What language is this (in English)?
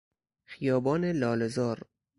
Persian